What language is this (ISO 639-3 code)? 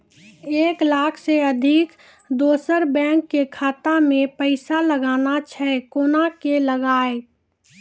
mai